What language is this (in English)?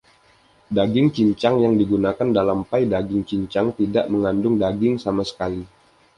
Indonesian